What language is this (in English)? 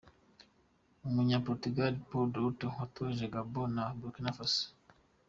Kinyarwanda